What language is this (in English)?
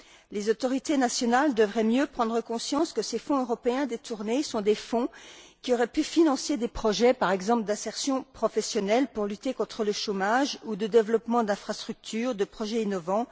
French